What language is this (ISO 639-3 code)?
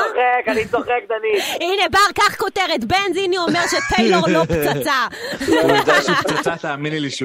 heb